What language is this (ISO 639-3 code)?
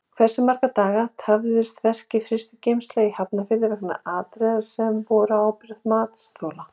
isl